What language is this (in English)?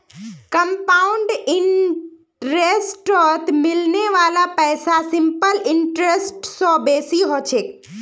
Magahi